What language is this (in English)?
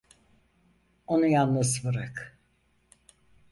Turkish